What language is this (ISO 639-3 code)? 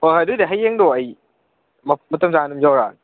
mni